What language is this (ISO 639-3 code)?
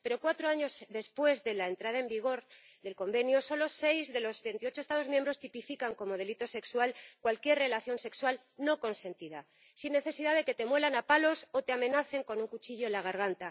spa